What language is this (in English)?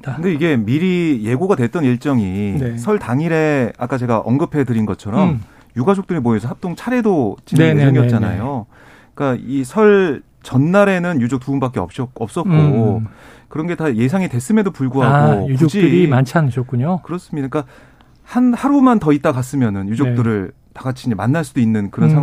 Korean